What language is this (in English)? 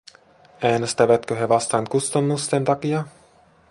Finnish